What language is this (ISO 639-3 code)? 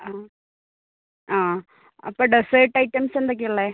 mal